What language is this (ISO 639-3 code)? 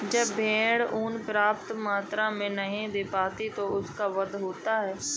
hin